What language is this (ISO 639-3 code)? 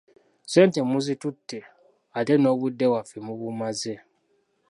lug